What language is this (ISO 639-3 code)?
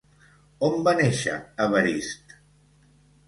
cat